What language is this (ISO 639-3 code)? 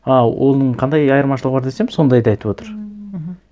kaz